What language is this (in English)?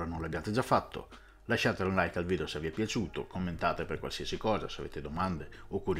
Italian